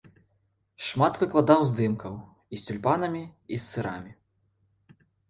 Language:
Belarusian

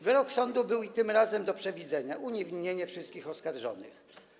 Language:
Polish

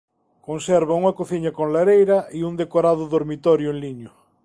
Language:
Galician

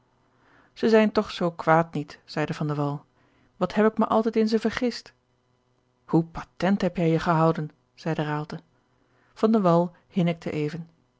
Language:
Dutch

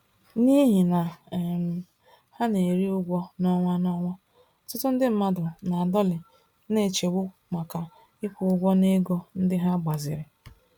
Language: Igbo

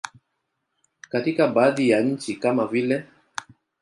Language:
Swahili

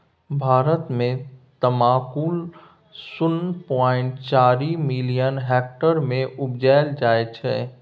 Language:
Maithili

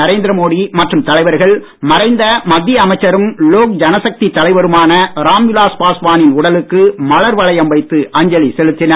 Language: Tamil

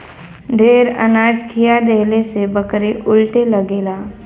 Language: Bhojpuri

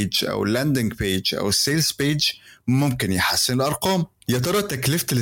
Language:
Arabic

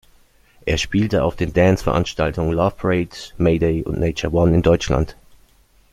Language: German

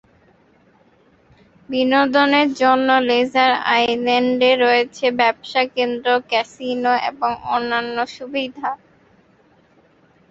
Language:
Bangla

